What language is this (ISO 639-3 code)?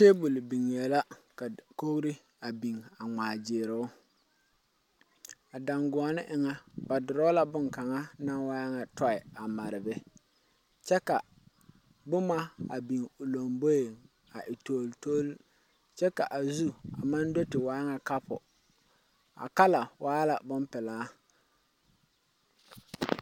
dga